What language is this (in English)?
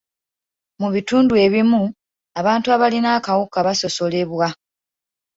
Ganda